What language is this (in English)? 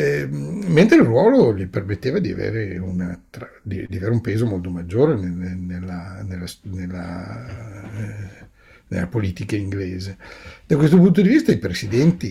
Italian